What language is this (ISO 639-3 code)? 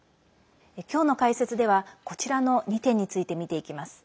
jpn